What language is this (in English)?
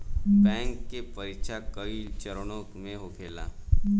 Bhojpuri